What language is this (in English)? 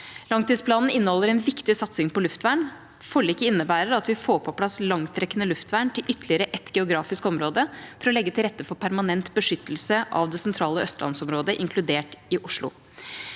Norwegian